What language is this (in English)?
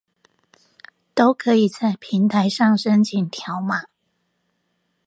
Chinese